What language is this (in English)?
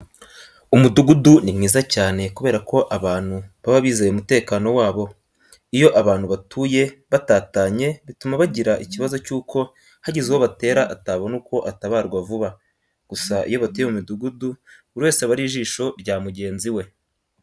Kinyarwanda